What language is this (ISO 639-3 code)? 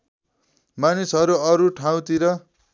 nep